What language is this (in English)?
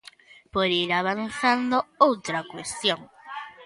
Galician